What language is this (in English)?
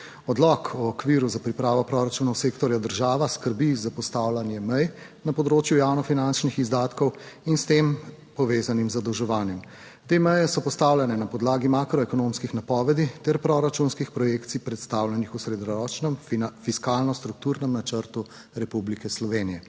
Slovenian